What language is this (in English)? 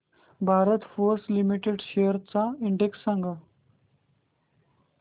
Marathi